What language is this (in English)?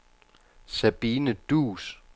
Danish